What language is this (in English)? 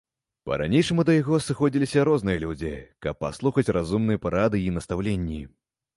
Belarusian